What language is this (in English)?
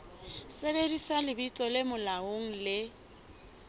Southern Sotho